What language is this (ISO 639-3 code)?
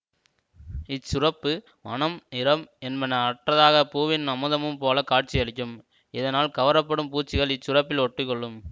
tam